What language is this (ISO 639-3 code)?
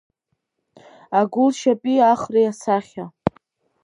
abk